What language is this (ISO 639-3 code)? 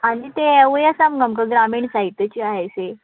kok